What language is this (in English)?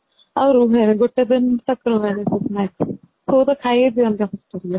Odia